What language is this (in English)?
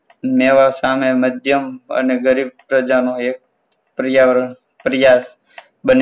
Gujarati